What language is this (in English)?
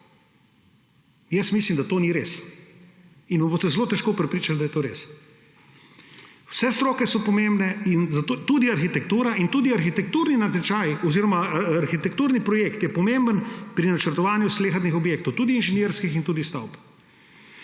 Slovenian